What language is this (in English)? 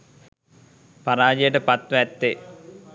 Sinhala